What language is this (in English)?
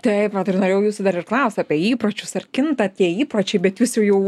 Lithuanian